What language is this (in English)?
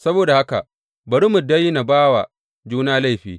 Hausa